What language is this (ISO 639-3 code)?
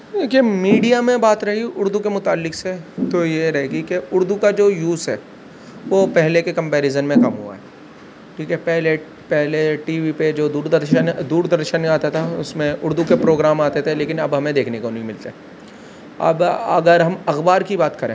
urd